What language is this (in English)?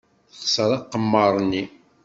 Kabyle